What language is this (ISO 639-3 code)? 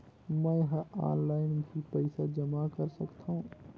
hne